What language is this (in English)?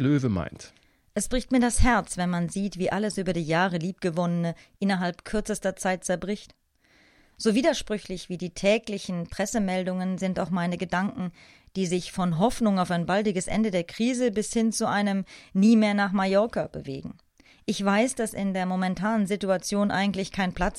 German